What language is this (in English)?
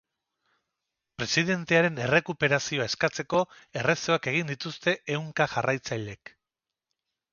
Basque